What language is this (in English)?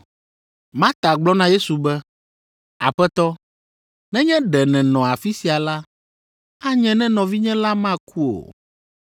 Ewe